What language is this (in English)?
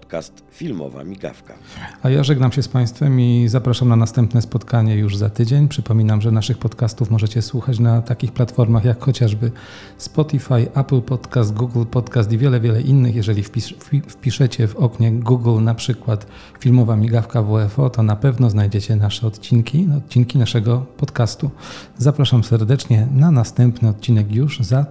Polish